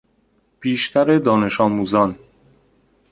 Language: Persian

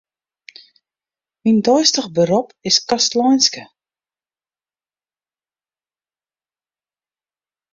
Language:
Western Frisian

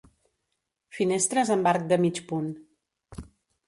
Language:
Catalan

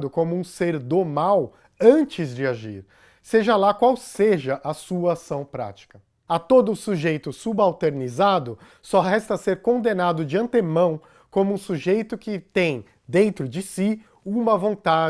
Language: Portuguese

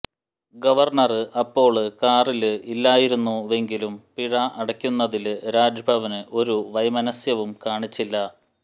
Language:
Malayalam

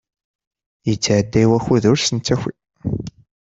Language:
Kabyle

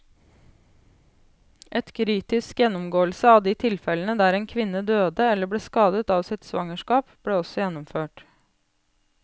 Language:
Norwegian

